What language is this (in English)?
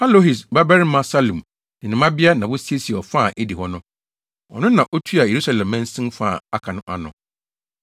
Akan